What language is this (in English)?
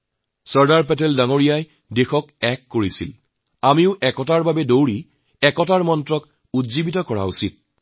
Assamese